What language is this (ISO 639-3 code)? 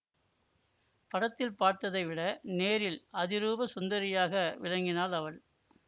tam